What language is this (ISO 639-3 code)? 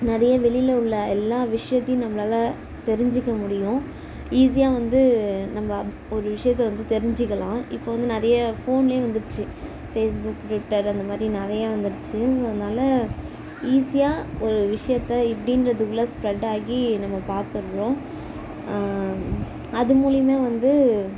tam